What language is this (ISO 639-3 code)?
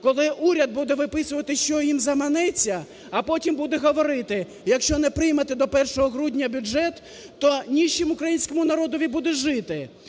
ukr